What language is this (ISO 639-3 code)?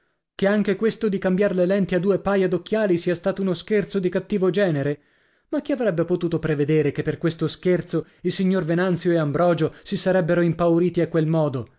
ita